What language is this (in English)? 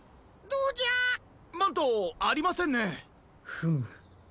Japanese